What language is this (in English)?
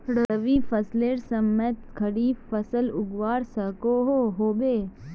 Magahi